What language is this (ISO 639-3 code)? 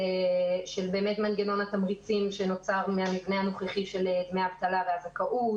heb